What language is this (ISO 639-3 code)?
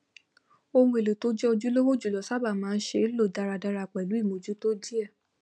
yor